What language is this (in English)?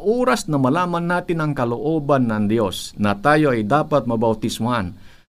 Filipino